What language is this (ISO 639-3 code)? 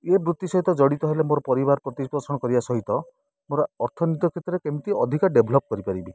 ori